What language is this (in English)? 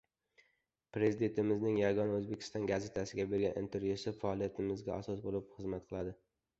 Uzbek